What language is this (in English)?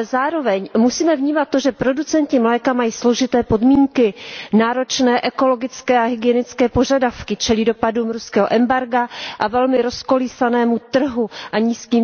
Czech